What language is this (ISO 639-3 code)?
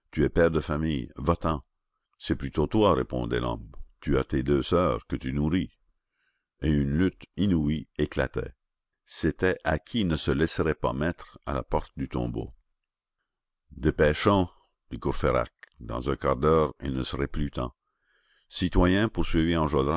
fra